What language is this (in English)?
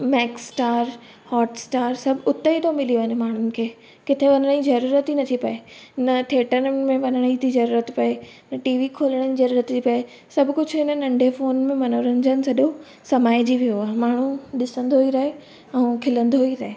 Sindhi